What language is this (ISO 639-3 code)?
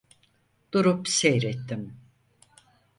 tur